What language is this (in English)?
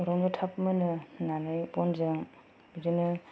Bodo